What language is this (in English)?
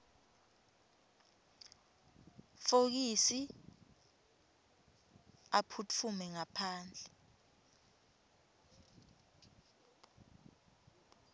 Swati